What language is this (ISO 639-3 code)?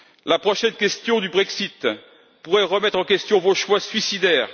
fra